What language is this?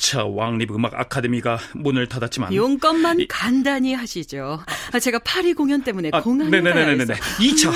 Korean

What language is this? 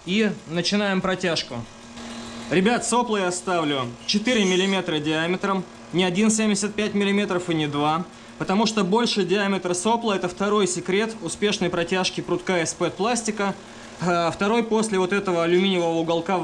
Russian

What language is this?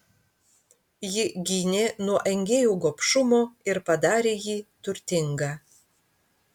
Lithuanian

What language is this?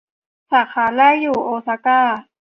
Thai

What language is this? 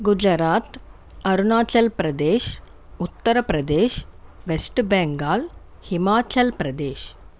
Telugu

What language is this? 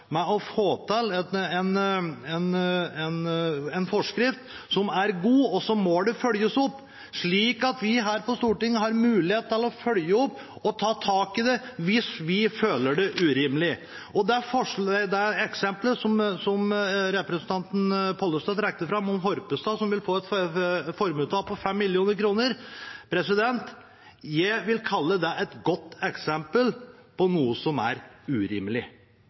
Norwegian Bokmål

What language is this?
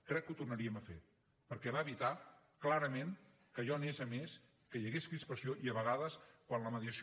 Catalan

